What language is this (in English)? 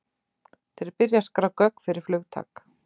Icelandic